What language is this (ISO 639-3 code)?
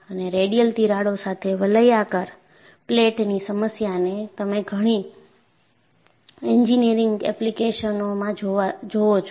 guj